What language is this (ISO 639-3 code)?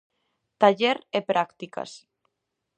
glg